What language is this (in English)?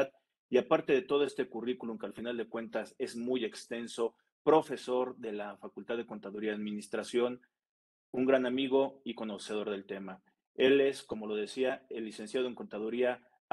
Spanish